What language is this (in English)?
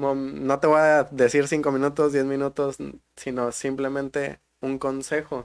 Spanish